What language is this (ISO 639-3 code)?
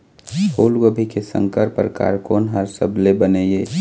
hne